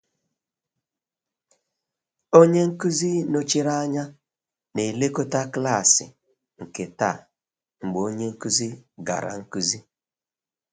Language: Igbo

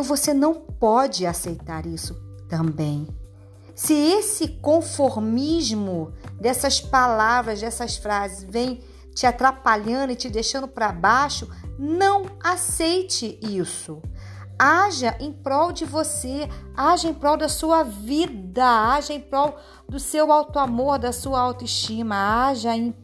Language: Portuguese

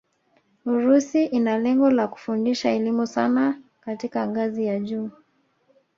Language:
Swahili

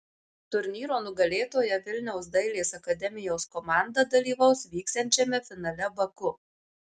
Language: Lithuanian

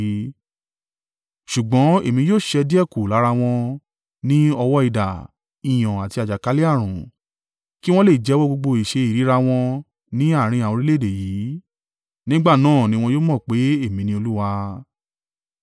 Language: Yoruba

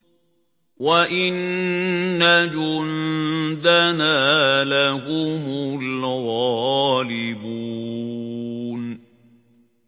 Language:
Arabic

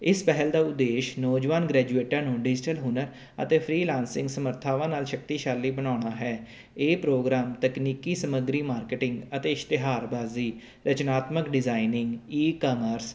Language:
Punjabi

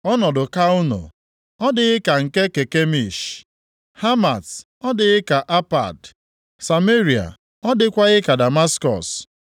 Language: Igbo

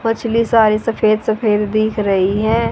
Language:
Hindi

